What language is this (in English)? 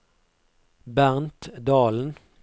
Norwegian